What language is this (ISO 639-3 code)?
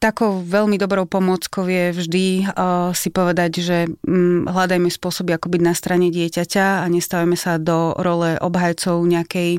slk